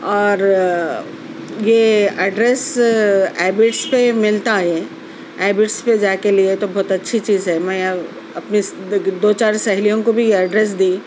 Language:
Urdu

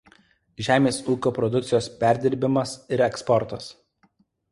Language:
Lithuanian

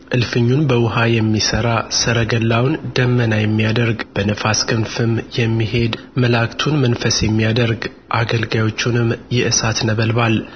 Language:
Amharic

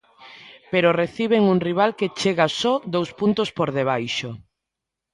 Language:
Galician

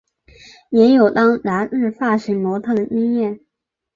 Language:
Chinese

